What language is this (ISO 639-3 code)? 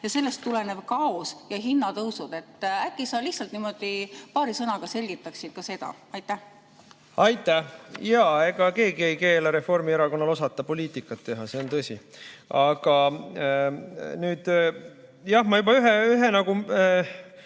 est